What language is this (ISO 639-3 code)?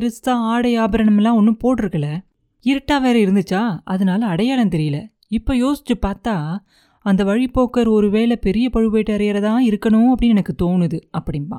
tam